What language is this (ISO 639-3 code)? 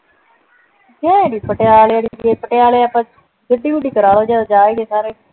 pan